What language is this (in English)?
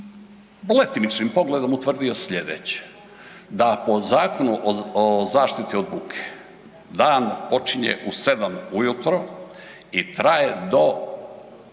Croatian